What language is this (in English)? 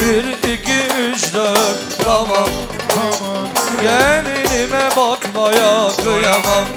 Turkish